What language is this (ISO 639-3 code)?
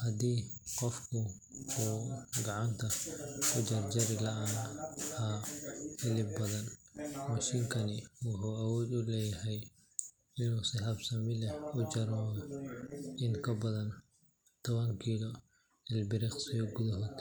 som